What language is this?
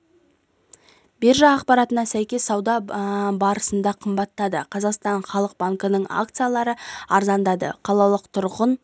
Kazakh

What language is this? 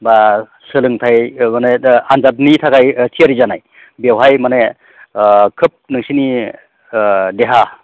Bodo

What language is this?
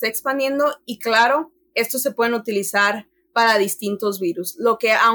Spanish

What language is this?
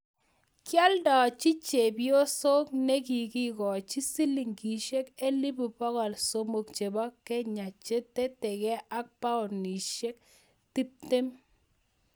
Kalenjin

